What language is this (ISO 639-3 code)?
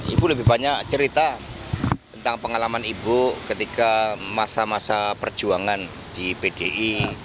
ind